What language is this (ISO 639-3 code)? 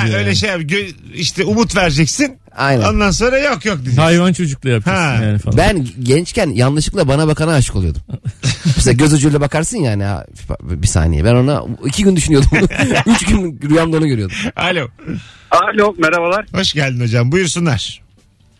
tur